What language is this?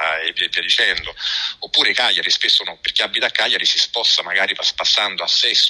Italian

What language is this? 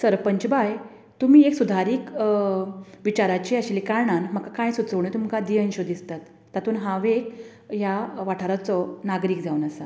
Konkani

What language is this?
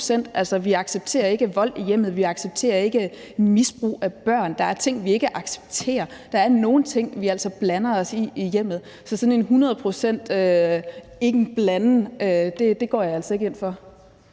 Danish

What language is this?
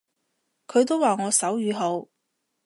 Cantonese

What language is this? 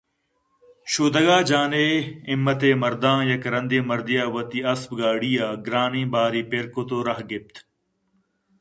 Eastern Balochi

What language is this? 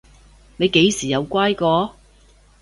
Cantonese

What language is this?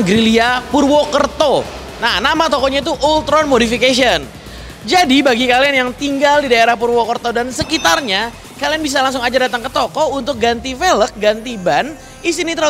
Indonesian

